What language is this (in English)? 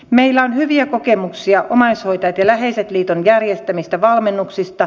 Finnish